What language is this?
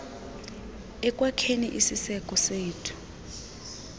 Xhosa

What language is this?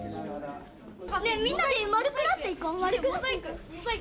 Japanese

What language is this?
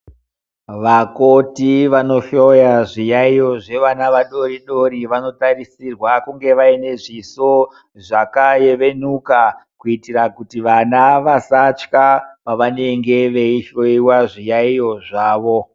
Ndau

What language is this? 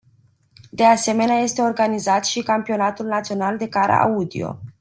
Romanian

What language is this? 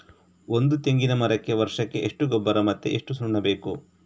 Kannada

